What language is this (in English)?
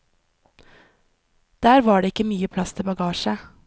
Norwegian